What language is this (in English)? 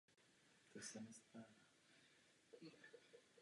Czech